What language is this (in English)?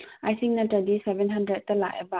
Manipuri